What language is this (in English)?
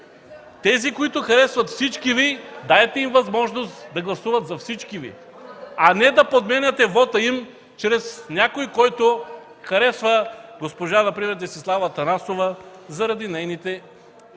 Bulgarian